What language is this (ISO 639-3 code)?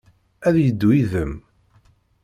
kab